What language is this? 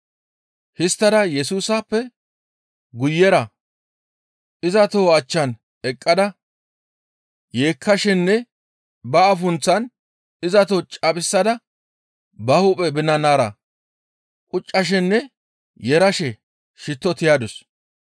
Gamo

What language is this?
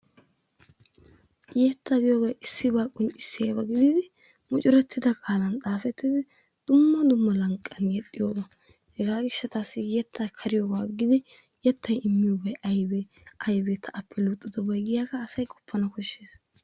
Wolaytta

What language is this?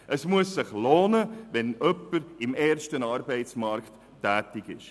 Swiss German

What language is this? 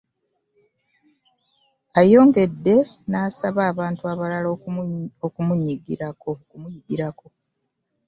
Ganda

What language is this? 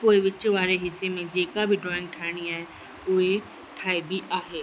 Sindhi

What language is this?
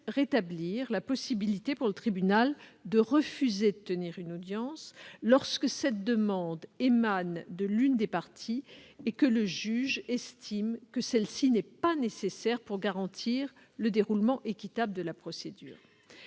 French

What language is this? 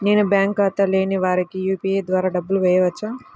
Telugu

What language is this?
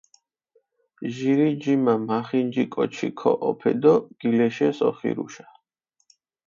Mingrelian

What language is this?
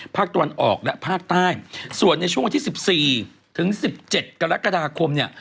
Thai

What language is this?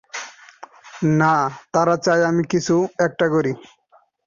Bangla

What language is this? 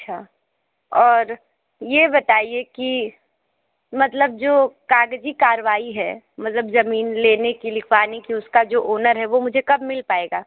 Hindi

